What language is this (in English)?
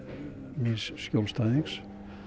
Icelandic